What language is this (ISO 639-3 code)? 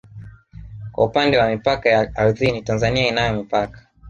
swa